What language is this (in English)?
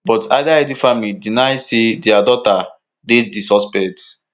Nigerian Pidgin